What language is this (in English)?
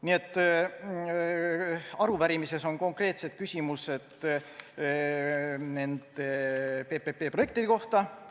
Estonian